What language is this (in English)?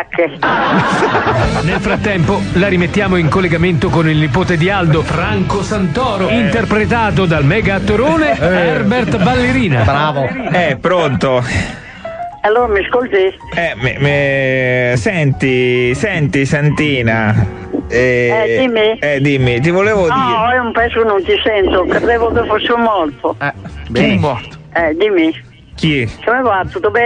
Italian